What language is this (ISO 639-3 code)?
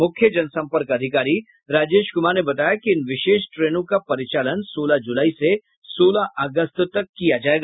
hin